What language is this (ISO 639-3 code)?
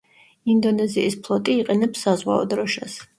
kat